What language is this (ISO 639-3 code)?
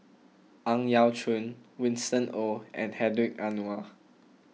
eng